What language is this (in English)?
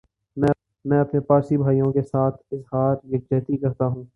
Urdu